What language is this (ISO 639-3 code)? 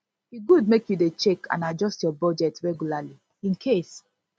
pcm